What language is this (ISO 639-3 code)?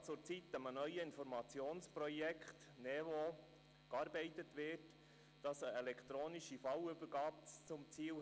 gsw